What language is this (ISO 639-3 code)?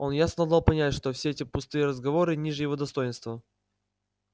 rus